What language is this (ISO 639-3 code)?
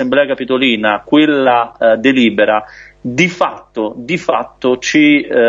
ita